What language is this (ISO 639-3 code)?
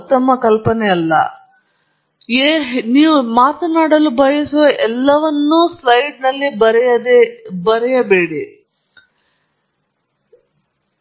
kan